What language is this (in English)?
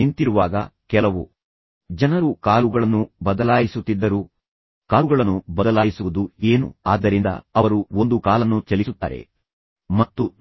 Kannada